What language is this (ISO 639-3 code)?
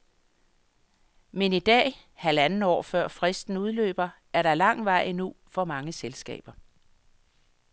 dan